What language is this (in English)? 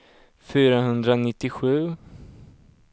Swedish